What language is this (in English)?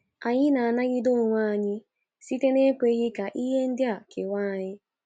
Igbo